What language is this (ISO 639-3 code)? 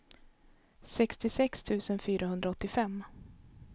swe